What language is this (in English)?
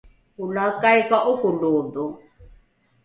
Rukai